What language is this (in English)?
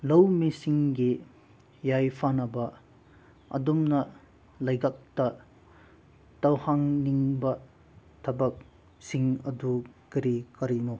Manipuri